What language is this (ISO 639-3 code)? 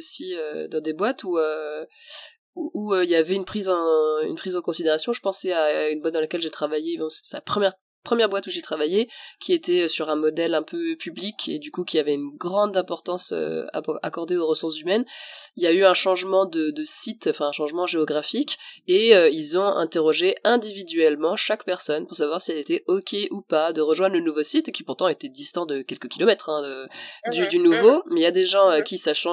fra